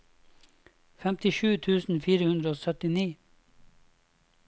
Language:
Norwegian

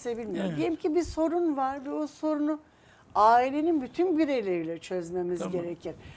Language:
Turkish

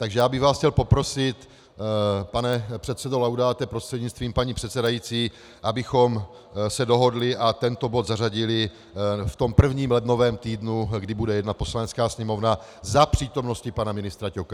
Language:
Czech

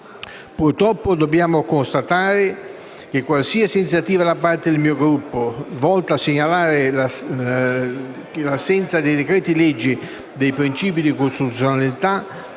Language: Italian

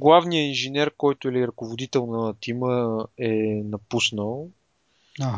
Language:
Bulgarian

